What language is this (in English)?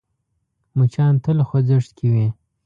Pashto